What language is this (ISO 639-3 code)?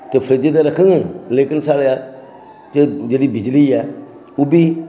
doi